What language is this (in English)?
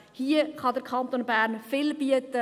Swiss German